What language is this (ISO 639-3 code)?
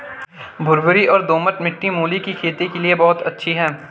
hin